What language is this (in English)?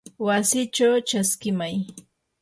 Yanahuanca Pasco Quechua